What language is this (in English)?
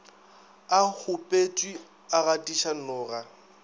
Northern Sotho